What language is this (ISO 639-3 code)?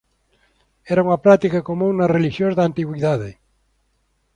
glg